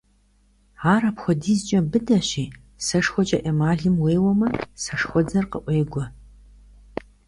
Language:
Kabardian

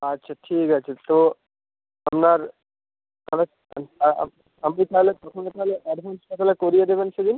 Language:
Bangla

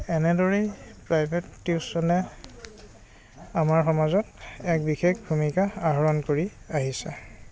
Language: Assamese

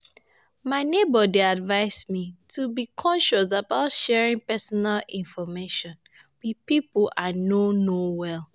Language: Nigerian Pidgin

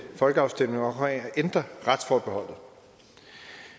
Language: Danish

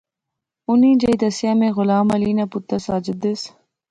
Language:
Pahari-Potwari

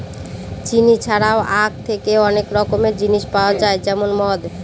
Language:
Bangla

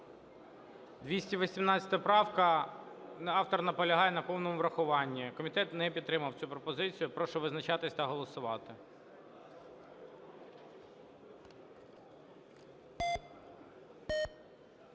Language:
Ukrainian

